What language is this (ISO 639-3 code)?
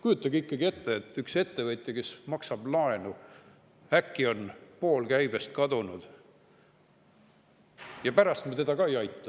est